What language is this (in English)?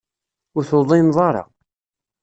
Kabyle